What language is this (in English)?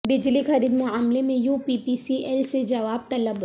Urdu